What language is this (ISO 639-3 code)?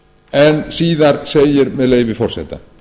isl